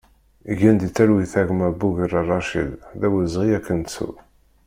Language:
Kabyle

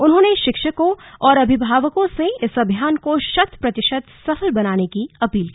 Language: Hindi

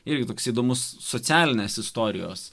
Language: Lithuanian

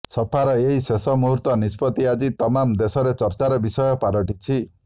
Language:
Odia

